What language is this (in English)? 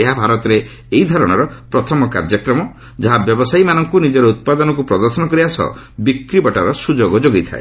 Odia